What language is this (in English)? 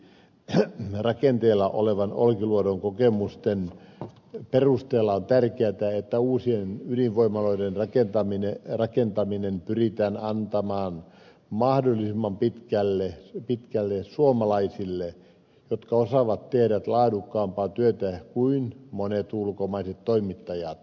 Finnish